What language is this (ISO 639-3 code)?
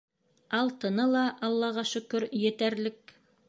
bak